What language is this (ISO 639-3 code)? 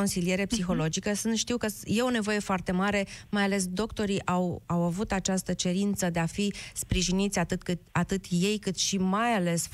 ron